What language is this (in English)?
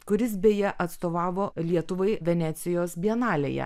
Lithuanian